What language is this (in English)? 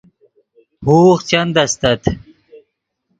Yidgha